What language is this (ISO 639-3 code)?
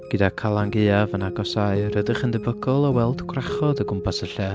cym